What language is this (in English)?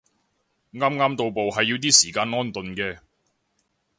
Cantonese